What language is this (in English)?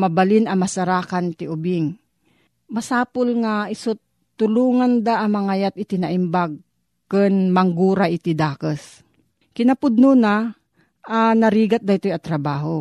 Filipino